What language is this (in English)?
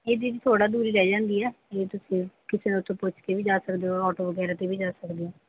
Punjabi